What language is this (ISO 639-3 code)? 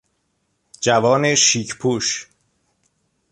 fas